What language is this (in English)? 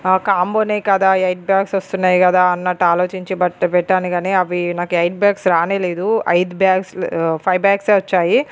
Telugu